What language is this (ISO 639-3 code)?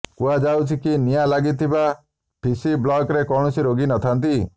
ori